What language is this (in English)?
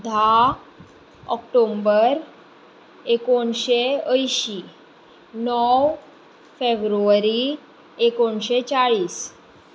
Konkani